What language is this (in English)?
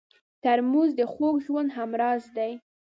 Pashto